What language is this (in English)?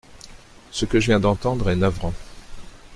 French